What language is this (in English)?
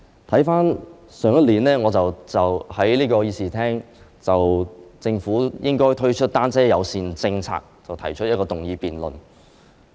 Cantonese